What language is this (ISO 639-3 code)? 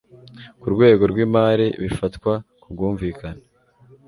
kin